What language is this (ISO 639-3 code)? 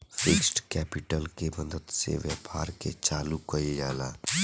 bho